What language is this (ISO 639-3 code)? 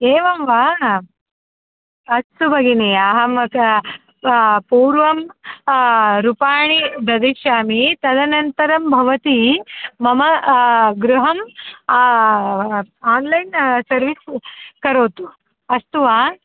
san